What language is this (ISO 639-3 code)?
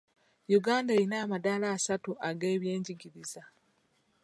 lug